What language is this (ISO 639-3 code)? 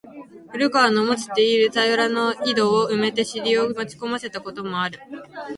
jpn